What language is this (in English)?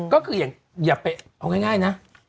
Thai